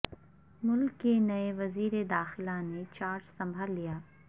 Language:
Urdu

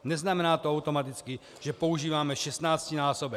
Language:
Czech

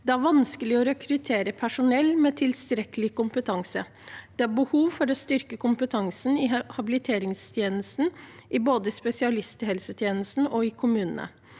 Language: Norwegian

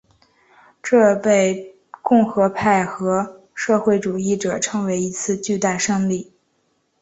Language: Chinese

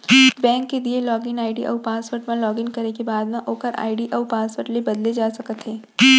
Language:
Chhattisgarhi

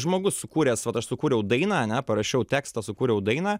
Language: Lithuanian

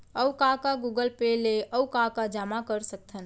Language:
Chhattisgarhi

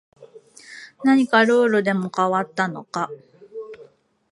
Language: Japanese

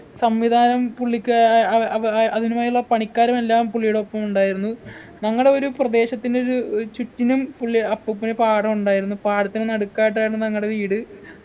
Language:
Malayalam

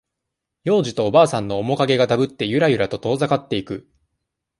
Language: Japanese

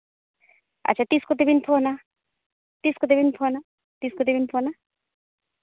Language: Santali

